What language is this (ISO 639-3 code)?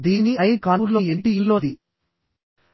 tel